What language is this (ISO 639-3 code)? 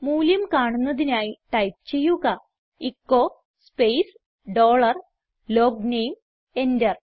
mal